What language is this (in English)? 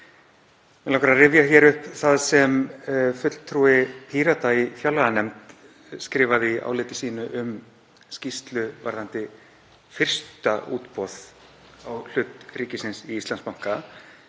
Icelandic